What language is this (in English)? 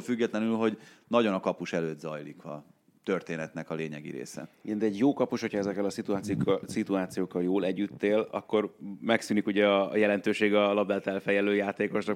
Hungarian